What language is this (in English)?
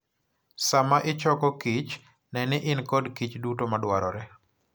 Luo (Kenya and Tanzania)